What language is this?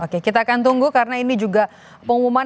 Indonesian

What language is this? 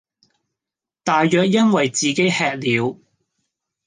Cantonese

